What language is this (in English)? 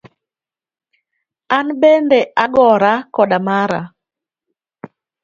Luo (Kenya and Tanzania)